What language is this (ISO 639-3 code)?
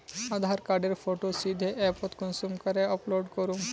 mag